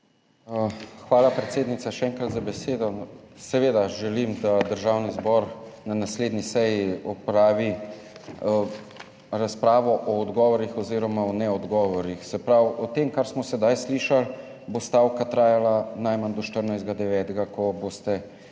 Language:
Slovenian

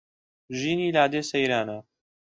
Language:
Central Kurdish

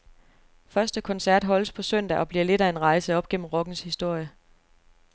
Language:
Danish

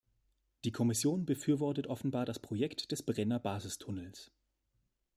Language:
German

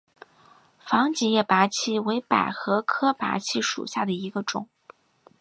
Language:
Chinese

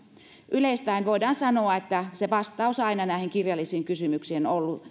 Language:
Finnish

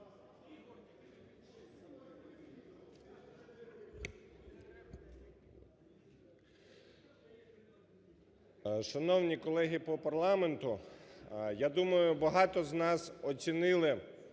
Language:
Ukrainian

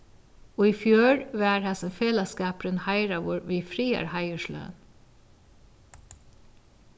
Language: Faroese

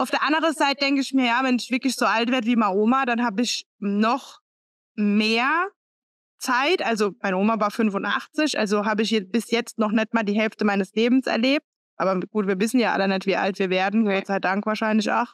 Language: German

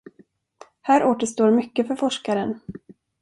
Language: Swedish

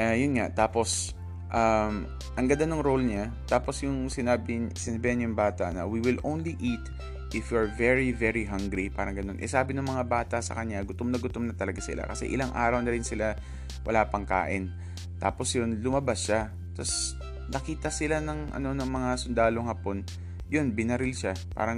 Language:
Filipino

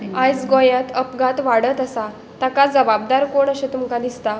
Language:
Konkani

